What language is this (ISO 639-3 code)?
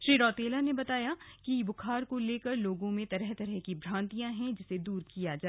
hin